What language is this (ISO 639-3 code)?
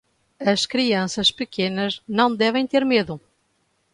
por